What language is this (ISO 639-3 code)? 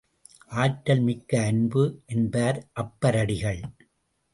tam